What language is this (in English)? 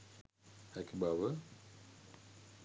Sinhala